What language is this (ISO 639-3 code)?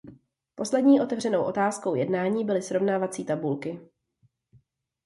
ces